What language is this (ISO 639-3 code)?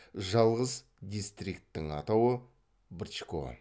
kaz